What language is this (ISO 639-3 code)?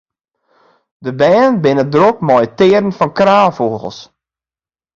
fry